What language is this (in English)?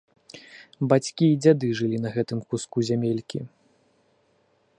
Belarusian